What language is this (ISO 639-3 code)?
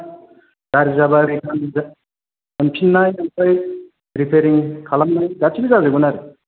brx